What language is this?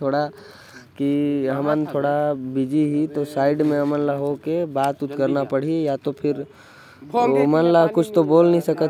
Korwa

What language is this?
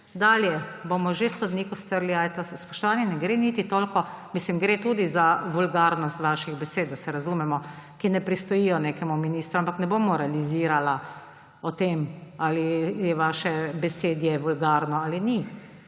Slovenian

